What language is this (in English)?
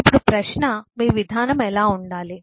Telugu